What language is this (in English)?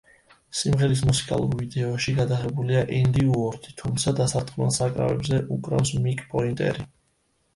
Georgian